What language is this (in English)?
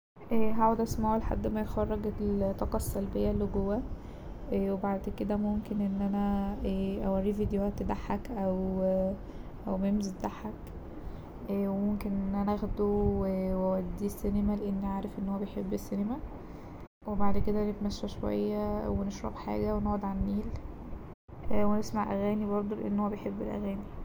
Egyptian Arabic